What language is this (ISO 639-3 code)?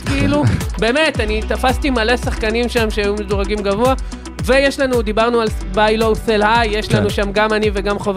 heb